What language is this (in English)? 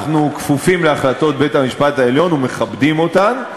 Hebrew